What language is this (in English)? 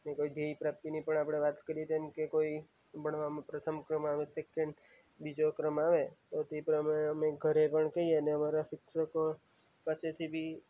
Gujarati